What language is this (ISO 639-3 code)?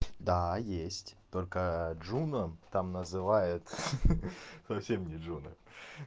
rus